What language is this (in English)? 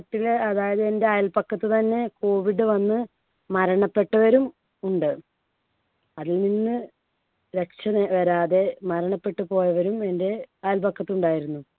Malayalam